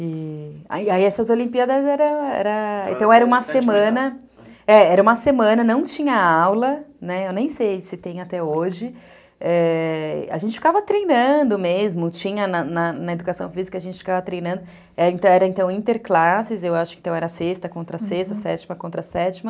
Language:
Portuguese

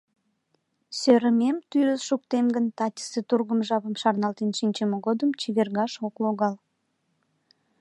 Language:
Mari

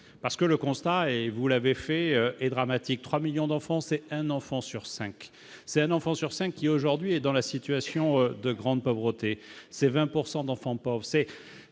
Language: French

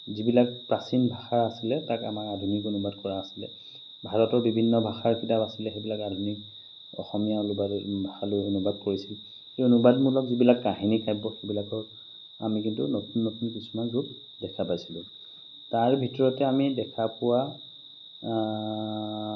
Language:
Assamese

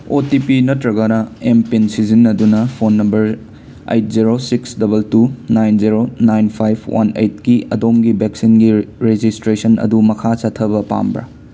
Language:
Manipuri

